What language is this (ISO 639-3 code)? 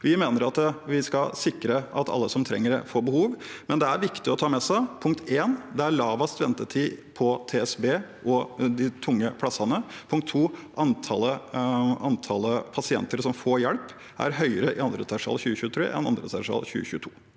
nor